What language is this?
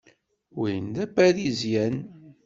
Kabyle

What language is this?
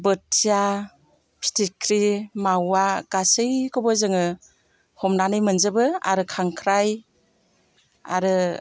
Bodo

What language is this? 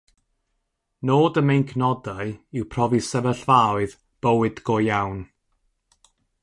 Welsh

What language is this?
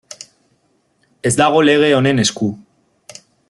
Basque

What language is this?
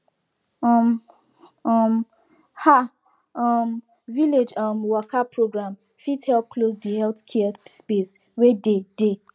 Nigerian Pidgin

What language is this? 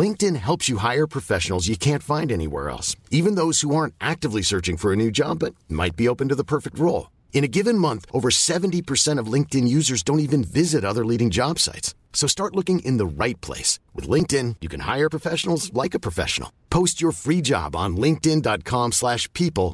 Filipino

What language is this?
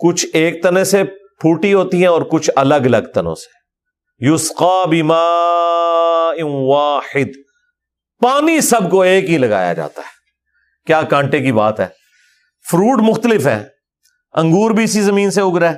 Urdu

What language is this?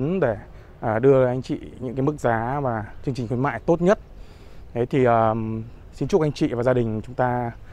Vietnamese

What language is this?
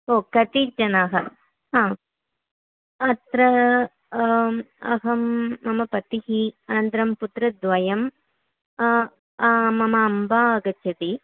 Sanskrit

